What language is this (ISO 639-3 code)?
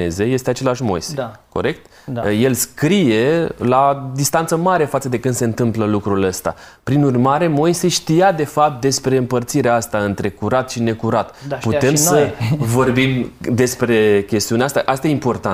ron